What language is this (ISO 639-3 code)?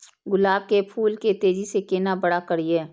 mai